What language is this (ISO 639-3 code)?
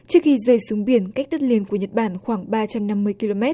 vie